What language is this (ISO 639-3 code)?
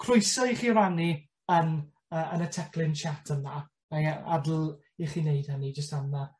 cym